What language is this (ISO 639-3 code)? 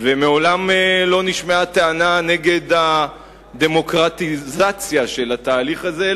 heb